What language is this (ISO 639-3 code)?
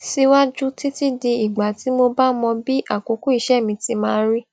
yor